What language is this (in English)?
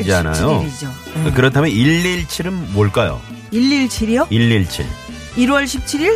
Korean